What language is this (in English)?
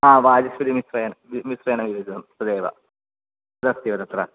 Sanskrit